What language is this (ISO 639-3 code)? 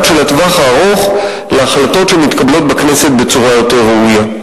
heb